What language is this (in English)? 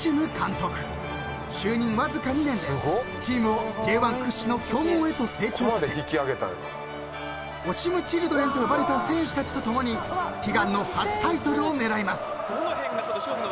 Japanese